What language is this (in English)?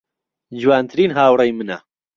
Central Kurdish